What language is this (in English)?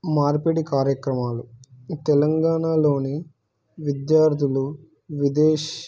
Telugu